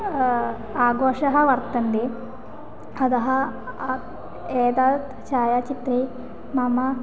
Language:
Sanskrit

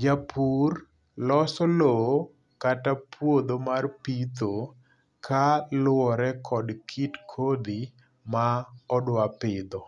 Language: Luo (Kenya and Tanzania)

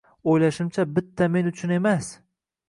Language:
Uzbek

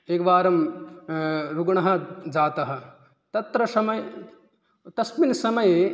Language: Sanskrit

